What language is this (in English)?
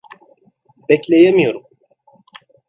Turkish